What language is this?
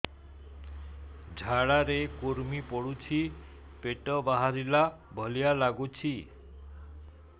Odia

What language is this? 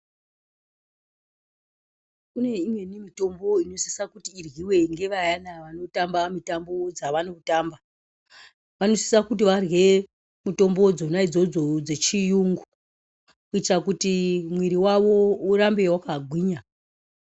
Ndau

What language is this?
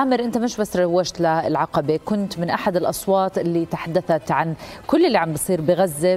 Arabic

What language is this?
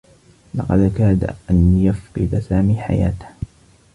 Arabic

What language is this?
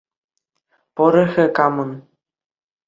Chuvash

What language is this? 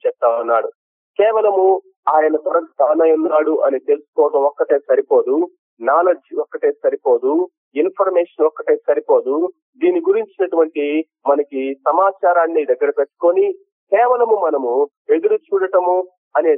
Telugu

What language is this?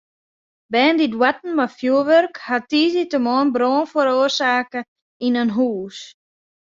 Western Frisian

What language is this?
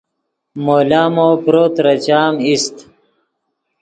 Yidgha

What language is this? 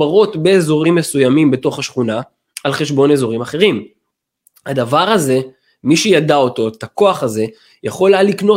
Hebrew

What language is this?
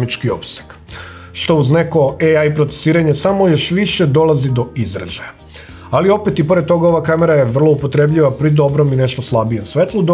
Indonesian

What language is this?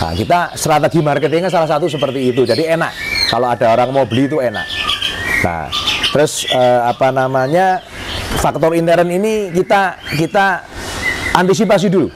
Indonesian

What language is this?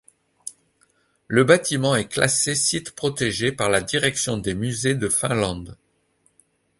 French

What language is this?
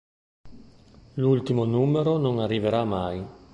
Italian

